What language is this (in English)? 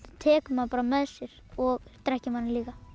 Icelandic